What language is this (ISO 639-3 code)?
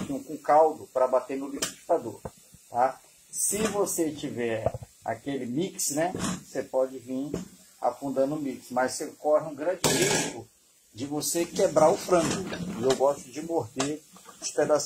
por